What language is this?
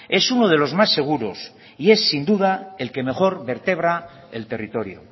Spanish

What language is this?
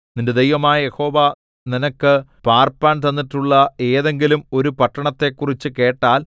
Malayalam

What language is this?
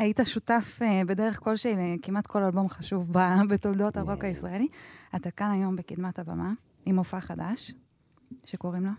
Hebrew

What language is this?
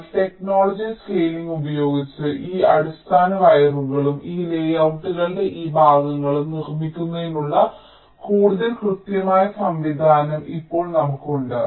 Malayalam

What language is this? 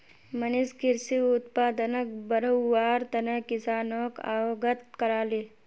Magahi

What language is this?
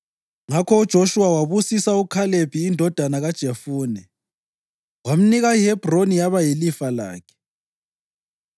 North Ndebele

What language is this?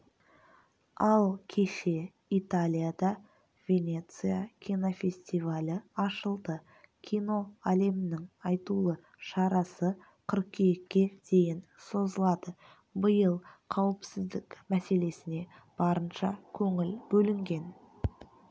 Kazakh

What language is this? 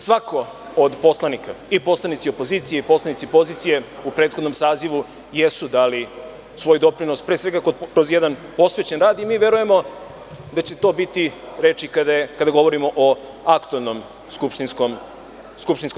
Serbian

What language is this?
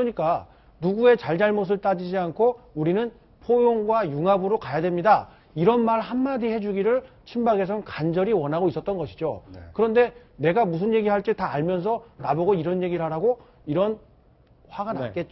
Korean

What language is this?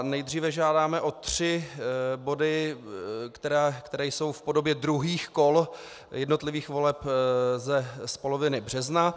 Czech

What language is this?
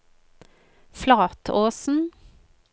Norwegian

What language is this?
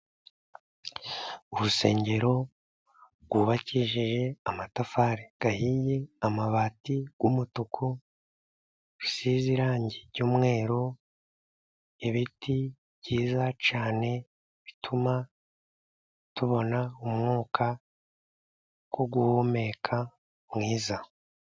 Kinyarwanda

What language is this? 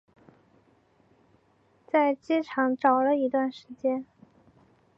Chinese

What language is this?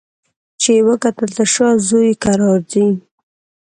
Pashto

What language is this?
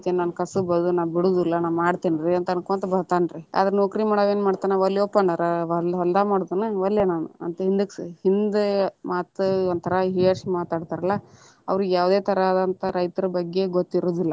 Kannada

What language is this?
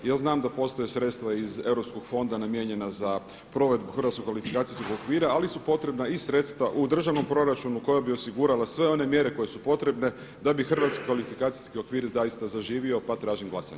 Croatian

